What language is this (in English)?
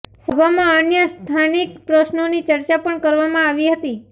Gujarati